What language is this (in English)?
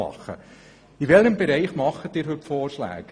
Swiss German